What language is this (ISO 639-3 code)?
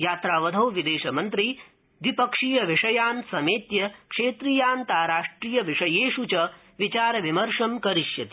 san